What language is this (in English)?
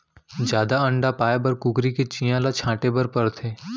Chhattisgarhi